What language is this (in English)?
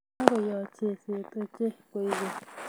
Kalenjin